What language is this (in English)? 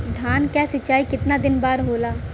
Bhojpuri